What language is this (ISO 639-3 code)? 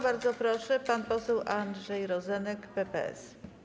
pol